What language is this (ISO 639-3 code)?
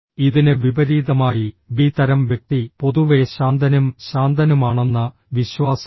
mal